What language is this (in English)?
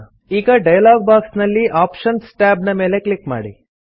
Kannada